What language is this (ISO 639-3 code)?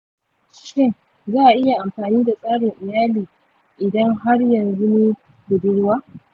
hau